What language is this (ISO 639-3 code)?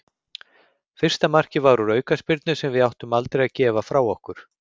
isl